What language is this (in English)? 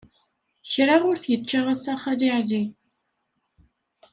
Kabyle